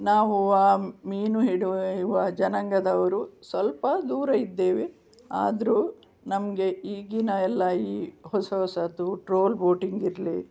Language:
Kannada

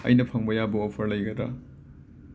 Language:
Manipuri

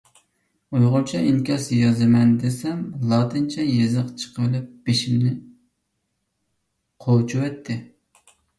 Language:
Uyghur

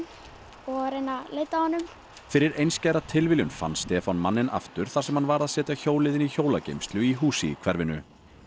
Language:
Icelandic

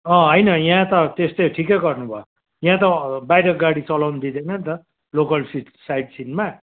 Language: Nepali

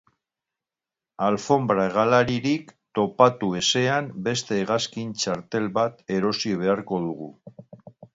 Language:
Basque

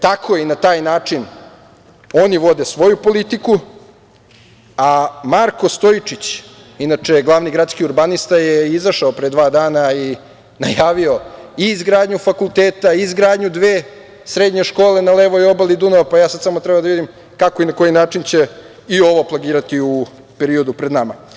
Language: Serbian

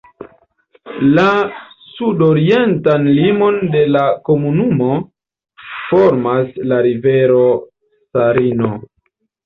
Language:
Esperanto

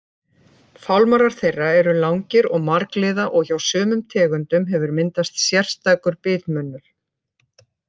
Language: Icelandic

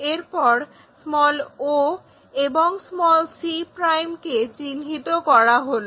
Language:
Bangla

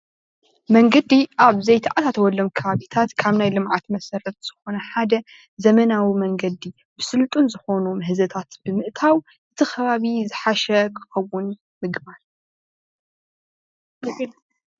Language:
Tigrinya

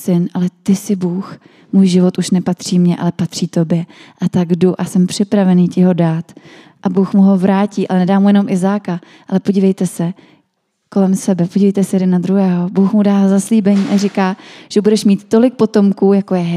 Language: Czech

